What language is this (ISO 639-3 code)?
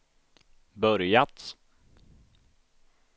swe